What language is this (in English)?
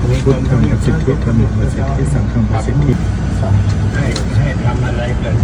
Thai